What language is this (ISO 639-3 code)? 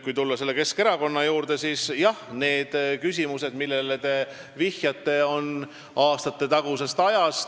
est